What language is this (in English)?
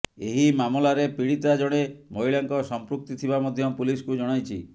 Odia